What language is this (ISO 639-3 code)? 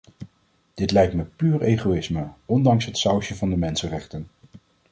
nld